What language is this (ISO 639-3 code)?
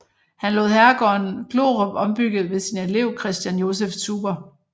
dan